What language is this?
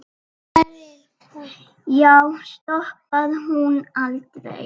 Icelandic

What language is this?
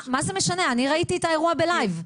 Hebrew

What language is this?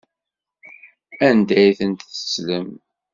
Kabyle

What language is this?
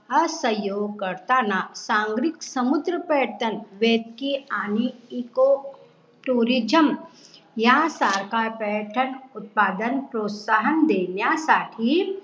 Marathi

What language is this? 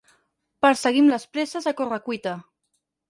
Catalan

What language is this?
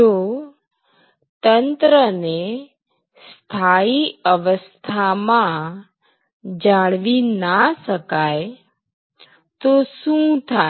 Gujarati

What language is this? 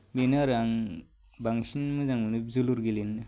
Bodo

